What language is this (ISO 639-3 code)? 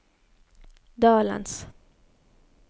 nor